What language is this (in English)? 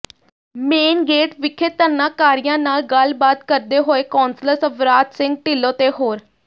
Punjabi